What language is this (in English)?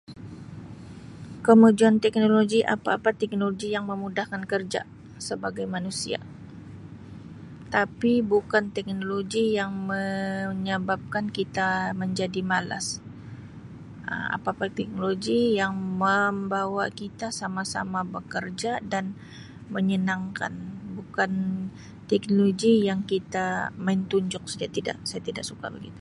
Sabah Malay